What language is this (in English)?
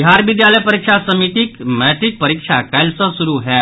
Maithili